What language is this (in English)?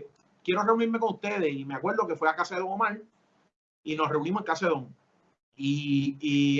Spanish